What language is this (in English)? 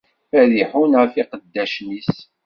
Kabyle